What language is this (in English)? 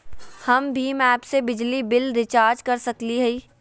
Magahi